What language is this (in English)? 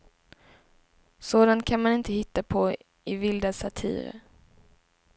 Swedish